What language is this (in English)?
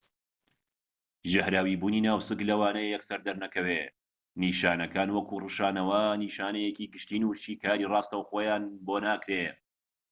Central Kurdish